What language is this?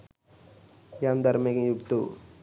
Sinhala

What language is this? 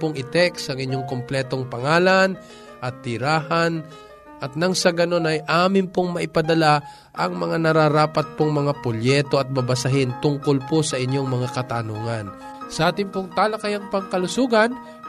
Filipino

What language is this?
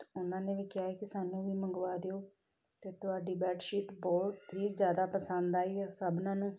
Punjabi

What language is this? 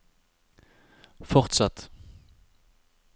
Norwegian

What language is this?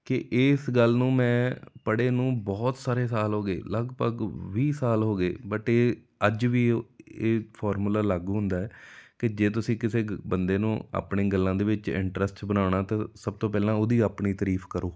Punjabi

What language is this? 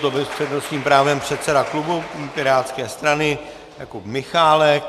Czech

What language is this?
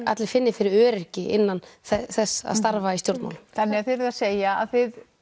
Icelandic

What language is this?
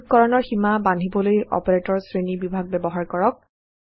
Assamese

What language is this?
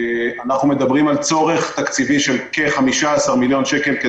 Hebrew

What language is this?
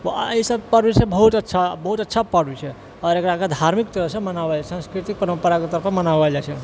Maithili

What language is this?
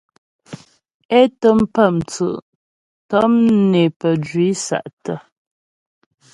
Ghomala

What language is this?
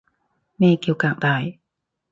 Cantonese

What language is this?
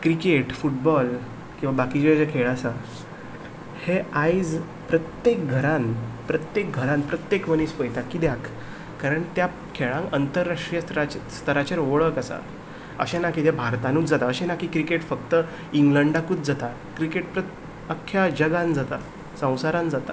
Konkani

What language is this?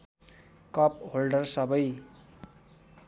Nepali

